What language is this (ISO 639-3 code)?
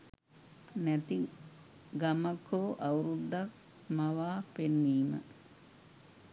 sin